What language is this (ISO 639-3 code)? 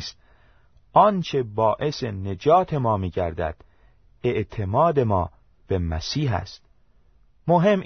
fas